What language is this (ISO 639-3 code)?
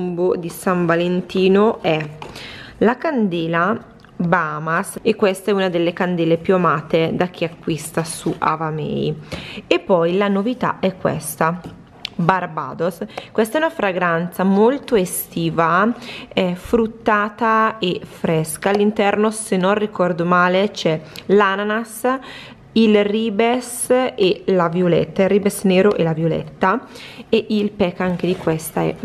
ita